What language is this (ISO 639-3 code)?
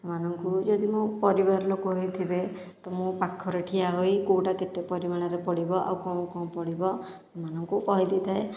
ori